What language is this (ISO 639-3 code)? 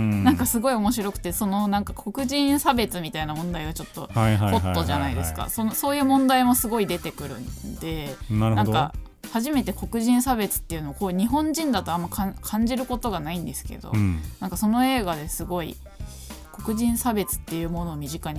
jpn